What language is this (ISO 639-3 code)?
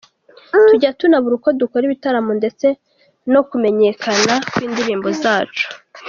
kin